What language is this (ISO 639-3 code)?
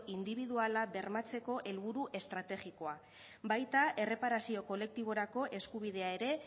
eus